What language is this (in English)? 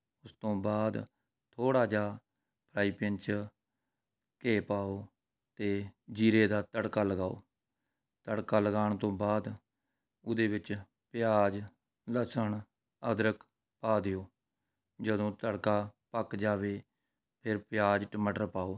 Punjabi